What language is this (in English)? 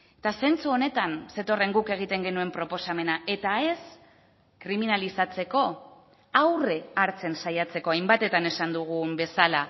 Basque